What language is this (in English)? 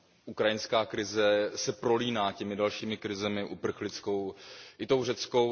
Czech